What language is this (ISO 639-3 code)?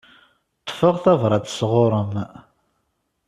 kab